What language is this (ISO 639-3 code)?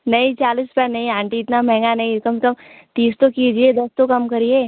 hin